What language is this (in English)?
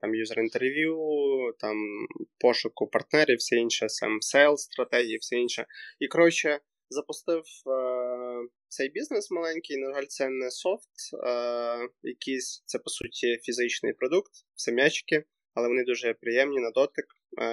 Ukrainian